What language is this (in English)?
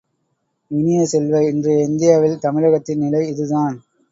Tamil